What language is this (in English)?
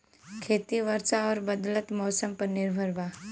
Bhojpuri